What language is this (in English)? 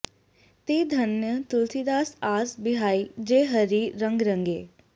Sanskrit